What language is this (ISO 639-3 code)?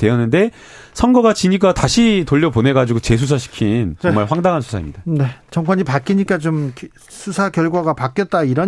kor